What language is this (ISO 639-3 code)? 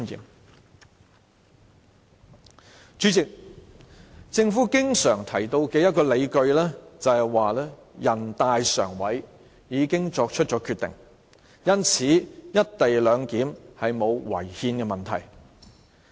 yue